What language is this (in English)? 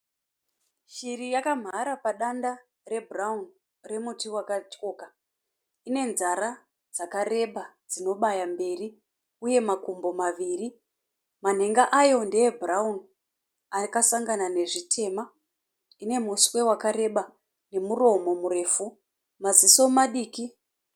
Shona